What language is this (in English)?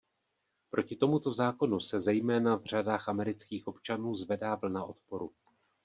Czech